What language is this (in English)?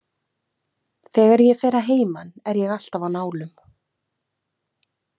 Icelandic